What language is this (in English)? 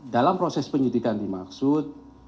Indonesian